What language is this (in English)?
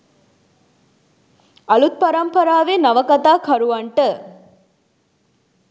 Sinhala